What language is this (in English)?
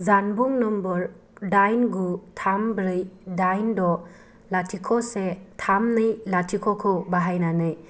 Bodo